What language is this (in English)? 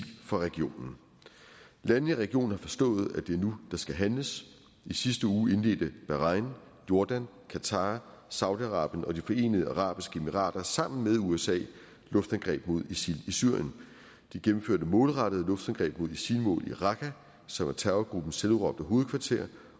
Danish